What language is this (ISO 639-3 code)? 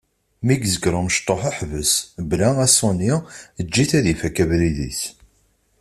kab